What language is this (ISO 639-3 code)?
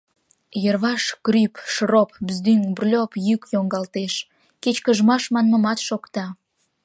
chm